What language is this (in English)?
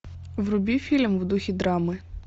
Russian